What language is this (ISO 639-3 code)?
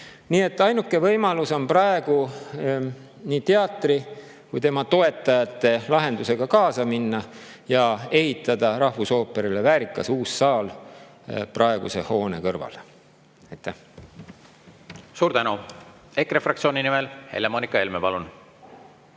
est